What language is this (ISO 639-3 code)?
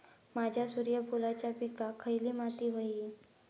mar